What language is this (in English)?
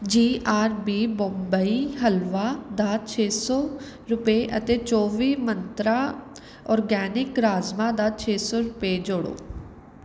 Punjabi